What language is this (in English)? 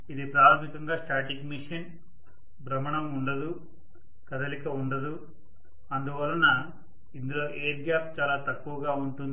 Telugu